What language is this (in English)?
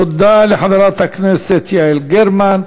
Hebrew